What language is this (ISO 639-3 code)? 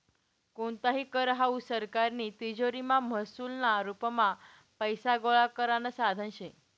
mar